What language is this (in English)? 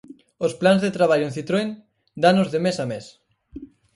Galician